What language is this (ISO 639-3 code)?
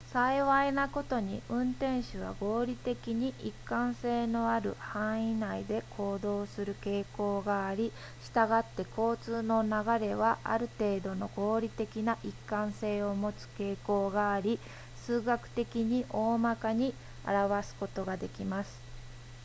jpn